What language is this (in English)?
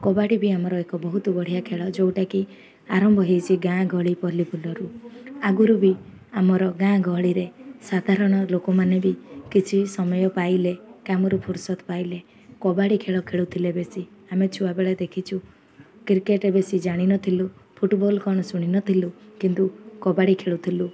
Odia